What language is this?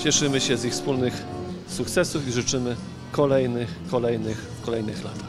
Polish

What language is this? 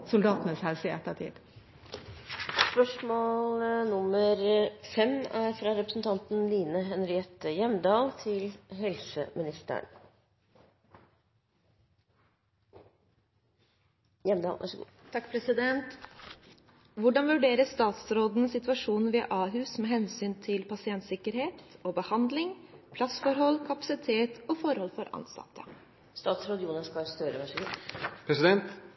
Norwegian Bokmål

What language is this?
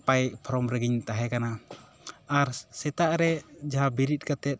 Santali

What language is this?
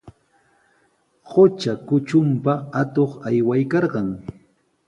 Sihuas Ancash Quechua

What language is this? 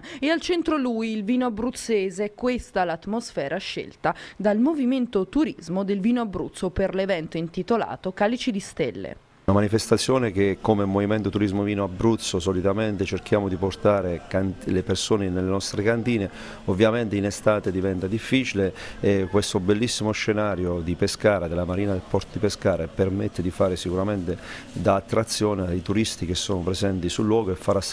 Italian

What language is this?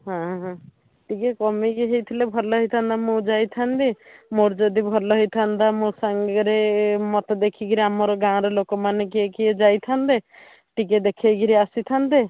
Odia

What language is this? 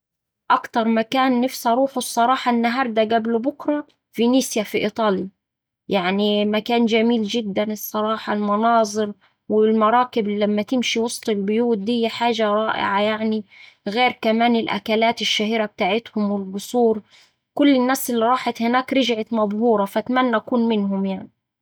Saidi Arabic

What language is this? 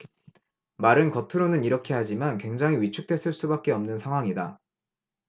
Korean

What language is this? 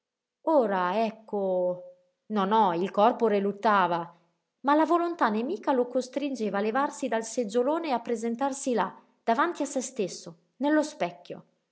Italian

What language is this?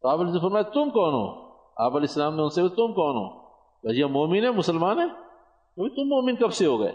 Urdu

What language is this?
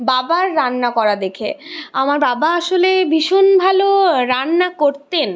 Bangla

